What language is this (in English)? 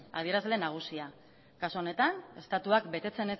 Basque